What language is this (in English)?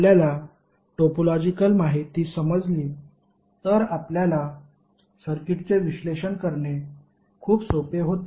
Marathi